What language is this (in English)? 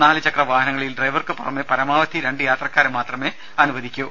Malayalam